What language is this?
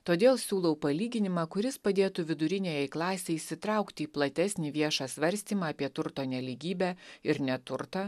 Lithuanian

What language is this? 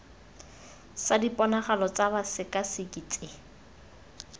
Tswana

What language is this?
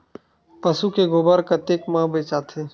Chhattisgarhi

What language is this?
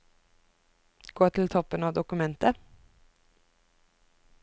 Norwegian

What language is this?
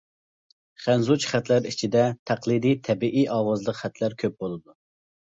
Uyghur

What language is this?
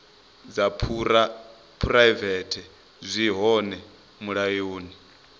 Venda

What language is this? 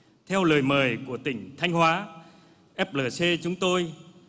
Vietnamese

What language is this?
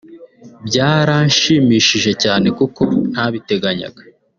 Kinyarwanda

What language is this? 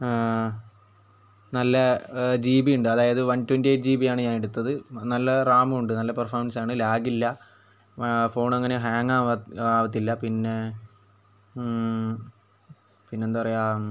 Malayalam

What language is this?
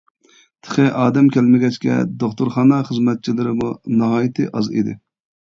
Uyghur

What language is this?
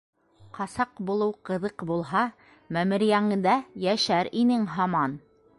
Bashkir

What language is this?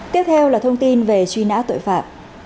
Vietnamese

